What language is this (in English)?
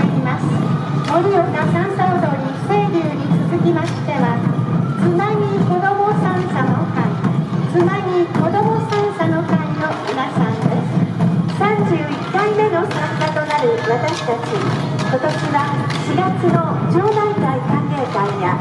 Japanese